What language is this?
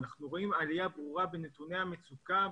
Hebrew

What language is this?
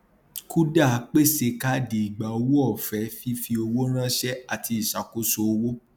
Yoruba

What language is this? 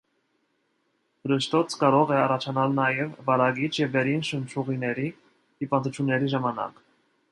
Armenian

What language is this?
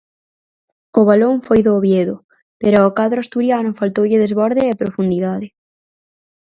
Galician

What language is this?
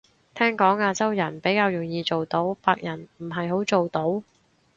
Cantonese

